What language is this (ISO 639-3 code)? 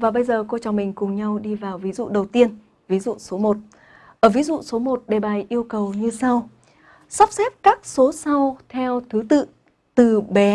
vie